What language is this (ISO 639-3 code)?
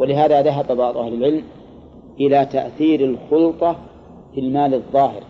ara